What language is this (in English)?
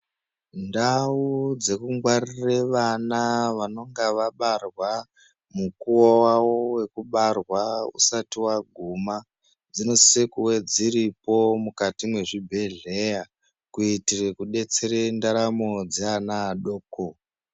Ndau